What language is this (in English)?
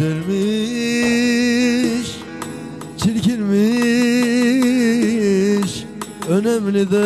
Turkish